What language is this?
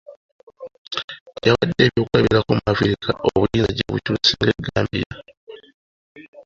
Ganda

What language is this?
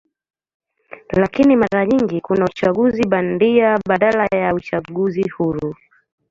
Swahili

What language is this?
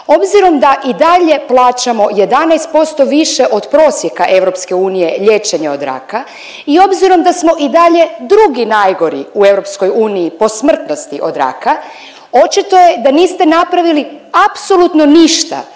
Croatian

